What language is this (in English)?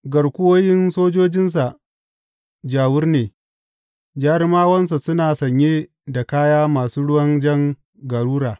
Hausa